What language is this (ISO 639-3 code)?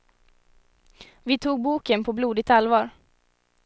swe